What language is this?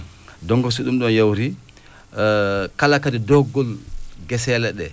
Fula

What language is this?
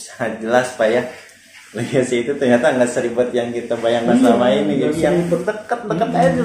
Indonesian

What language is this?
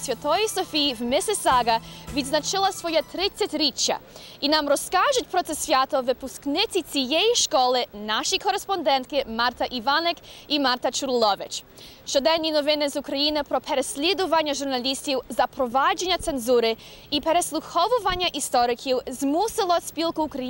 Ukrainian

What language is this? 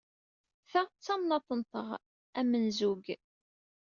Kabyle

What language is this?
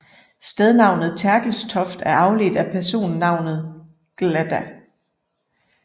Danish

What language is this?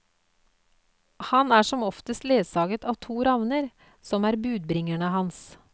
Norwegian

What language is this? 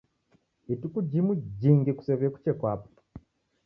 Taita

